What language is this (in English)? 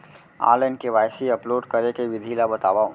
Chhattisgarhi